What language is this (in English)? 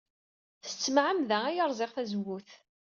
Kabyle